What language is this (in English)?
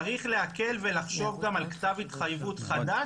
Hebrew